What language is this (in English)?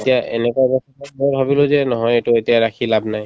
Assamese